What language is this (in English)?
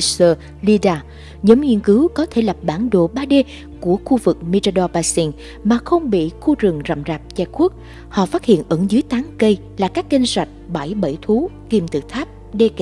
Vietnamese